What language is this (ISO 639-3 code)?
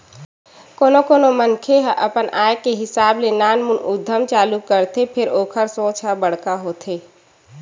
hne